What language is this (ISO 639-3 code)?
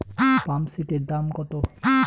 ben